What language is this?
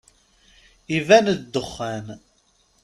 Kabyle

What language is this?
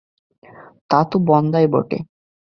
Bangla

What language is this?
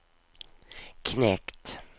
Swedish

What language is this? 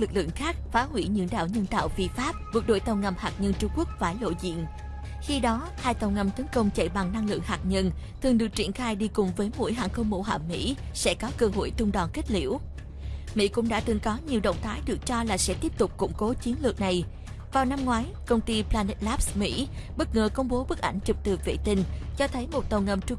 Vietnamese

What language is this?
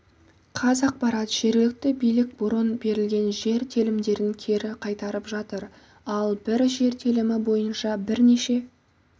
Kazakh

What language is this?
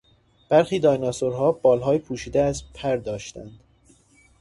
Persian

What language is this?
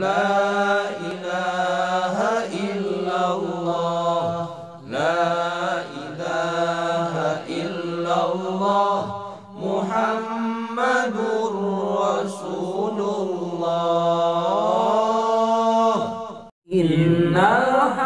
Indonesian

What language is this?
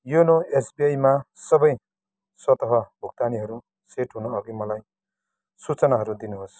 Nepali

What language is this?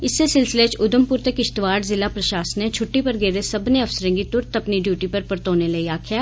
Dogri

